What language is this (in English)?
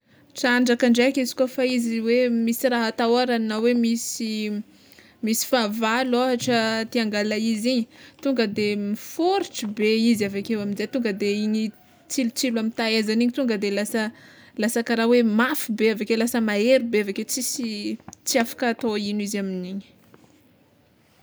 Tsimihety Malagasy